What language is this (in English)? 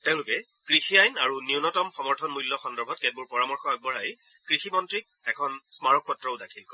Assamese